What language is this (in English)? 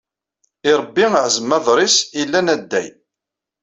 Kabyle